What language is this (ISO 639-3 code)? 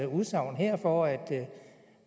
dan